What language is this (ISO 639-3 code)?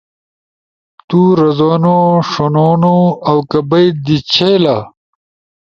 ush